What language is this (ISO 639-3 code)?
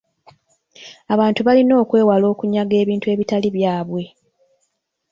lug